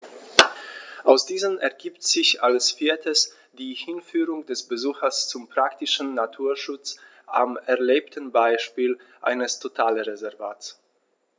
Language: German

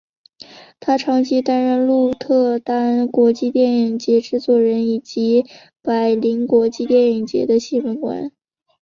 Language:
Chinese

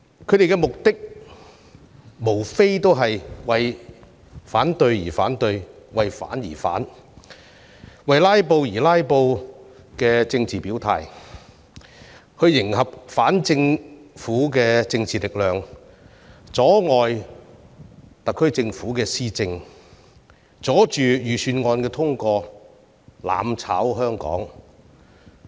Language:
Cantonese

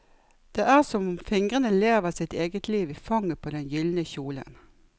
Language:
Norwegian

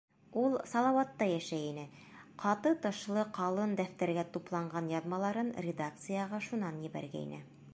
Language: Bashkir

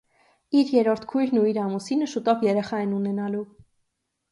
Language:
Armenian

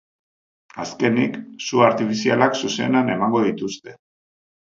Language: Basque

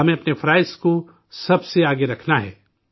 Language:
Urdu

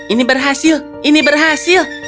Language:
Indonesian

